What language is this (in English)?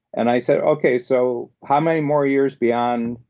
English